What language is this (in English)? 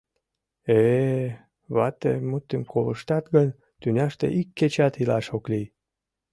Mari